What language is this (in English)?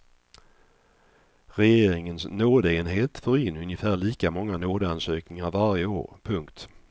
Swedish